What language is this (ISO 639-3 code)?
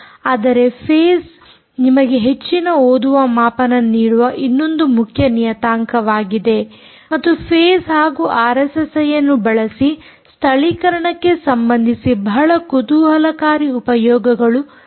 kan